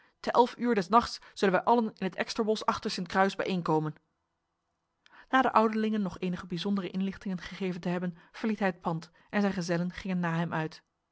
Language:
Dutch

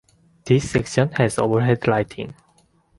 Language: English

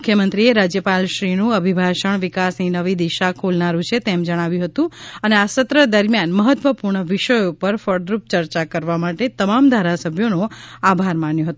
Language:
Gujarati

